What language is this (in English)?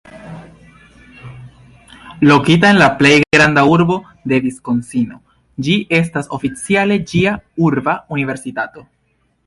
Esperanto